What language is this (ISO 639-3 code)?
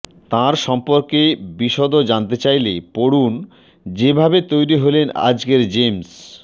ben